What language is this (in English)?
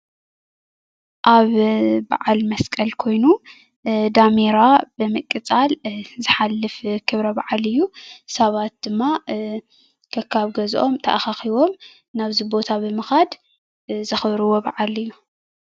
Tigrinya